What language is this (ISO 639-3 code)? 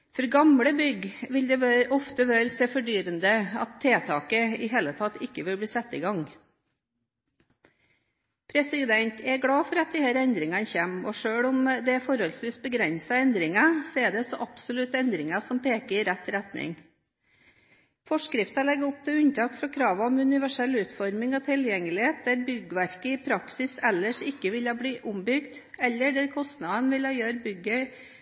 nob